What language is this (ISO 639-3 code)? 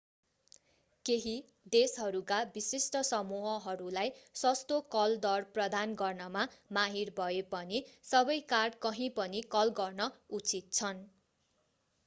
nep